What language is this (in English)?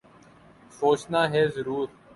Urdu